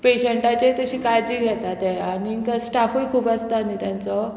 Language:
Konkani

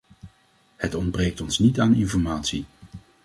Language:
Dutch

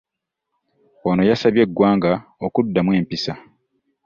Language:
Ganda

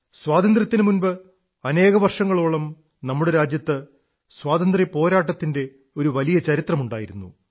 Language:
Malayalam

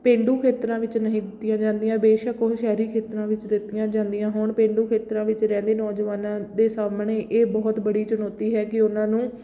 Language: Punjabi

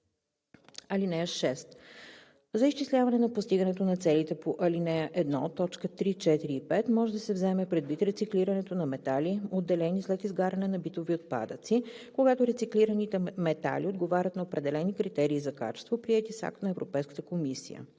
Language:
Bulgarian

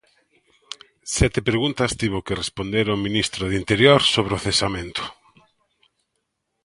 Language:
Galician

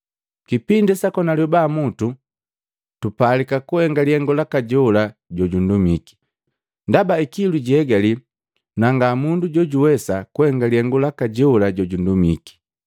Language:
Matengo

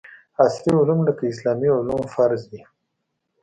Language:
Pashto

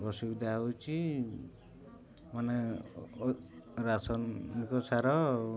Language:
Odia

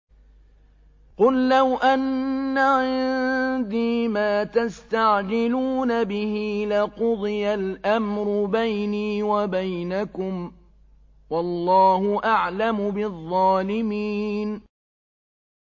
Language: Arabic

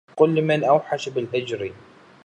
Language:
Arabic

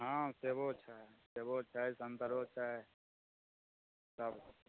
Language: Maithili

